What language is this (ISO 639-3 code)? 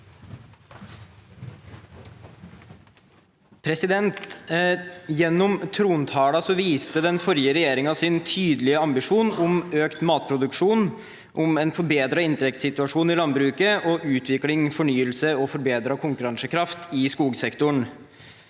nor